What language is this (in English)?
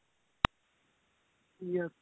Punjabi